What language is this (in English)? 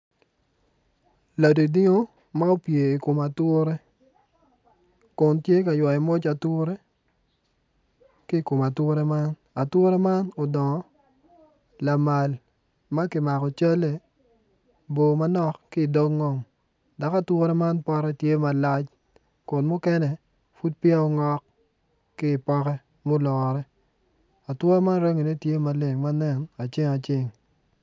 Acoli